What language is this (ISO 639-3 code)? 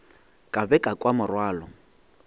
nso